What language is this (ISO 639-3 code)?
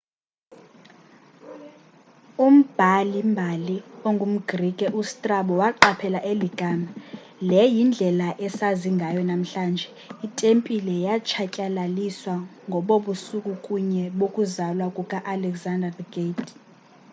xho